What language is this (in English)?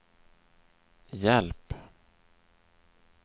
Swedish